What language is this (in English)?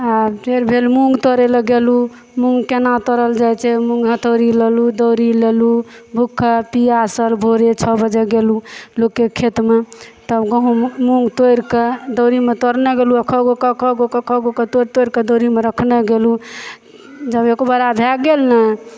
Maithili